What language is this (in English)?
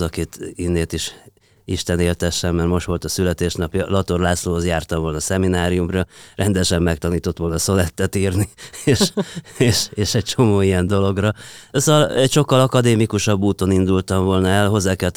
Hungarian